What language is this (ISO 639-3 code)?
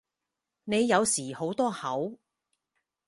yue